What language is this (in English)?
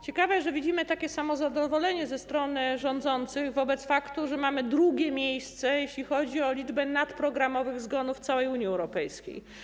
Polish